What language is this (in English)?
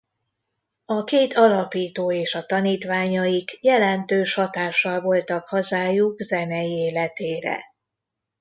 Hungarian